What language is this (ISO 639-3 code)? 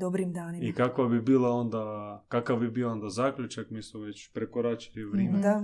hrv